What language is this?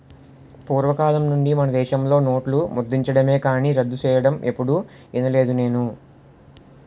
Telugu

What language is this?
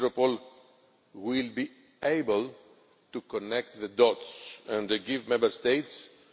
English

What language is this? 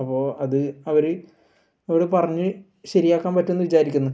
Malayalam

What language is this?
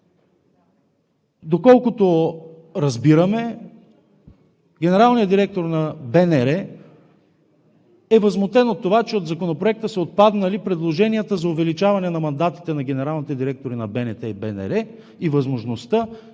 Bulgarian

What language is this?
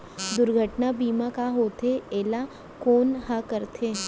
Chhattisgarhi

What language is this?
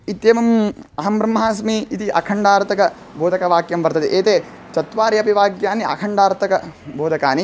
Sanskrit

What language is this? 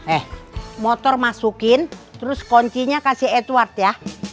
Indonesian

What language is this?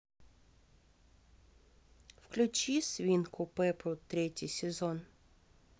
Russian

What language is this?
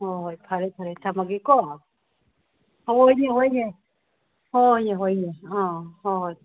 Manipuri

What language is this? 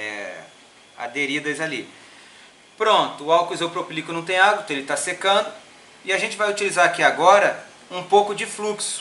Portuguese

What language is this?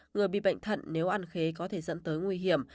Vietnamese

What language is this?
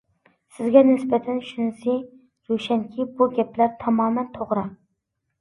Uyghur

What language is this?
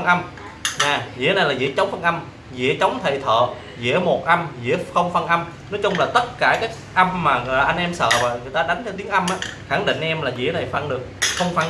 Vietnamese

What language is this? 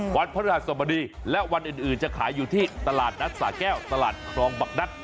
Thai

